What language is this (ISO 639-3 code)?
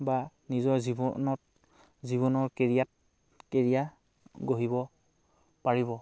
asm